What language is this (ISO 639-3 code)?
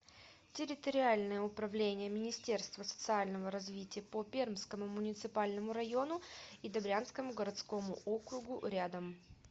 rus